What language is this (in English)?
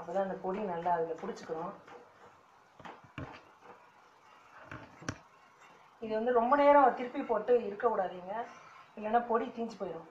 Greek